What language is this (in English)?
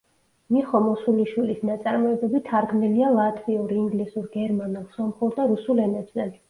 Georgian